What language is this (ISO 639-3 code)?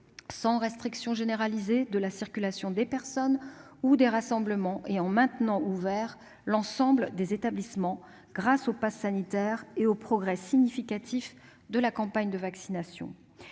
fra